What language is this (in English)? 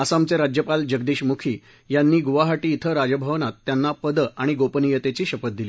Marathi